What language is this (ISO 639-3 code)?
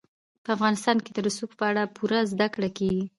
pus